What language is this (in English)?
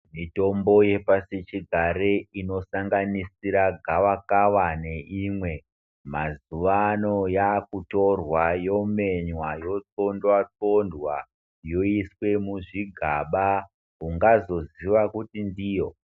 Ndau